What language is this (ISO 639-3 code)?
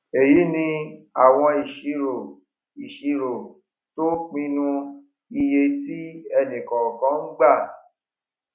yor